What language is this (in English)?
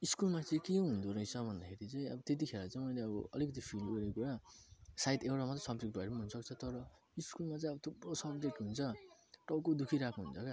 Nepali